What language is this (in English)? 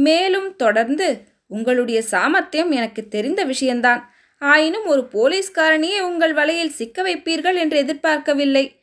Tamil